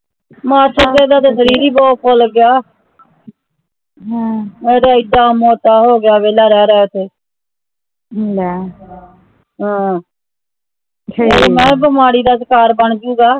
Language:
Punjabi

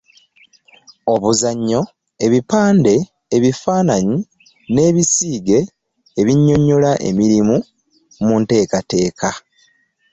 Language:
Ganda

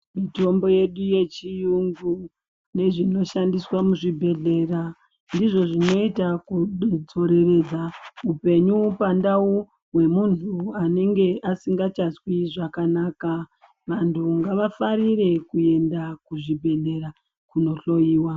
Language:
Ndau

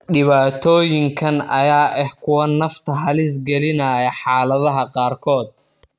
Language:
Somali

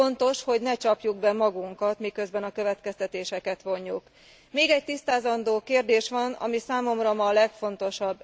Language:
Hungarian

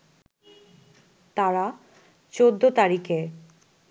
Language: Bangla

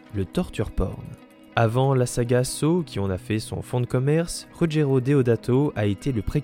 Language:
French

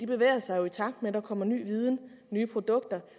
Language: Danish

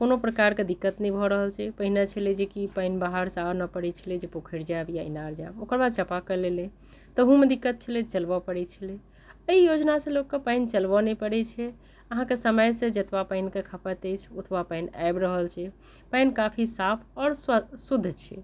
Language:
Maithili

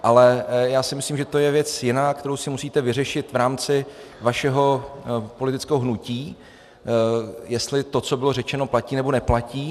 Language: Czech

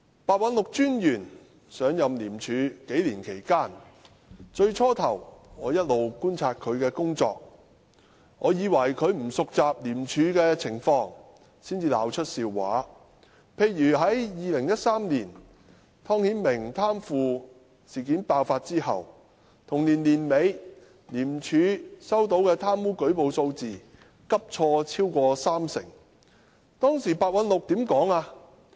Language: Cantonese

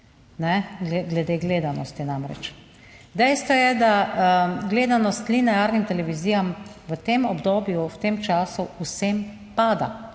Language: Slovenian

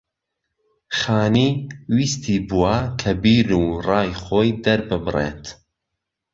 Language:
Central Kurdish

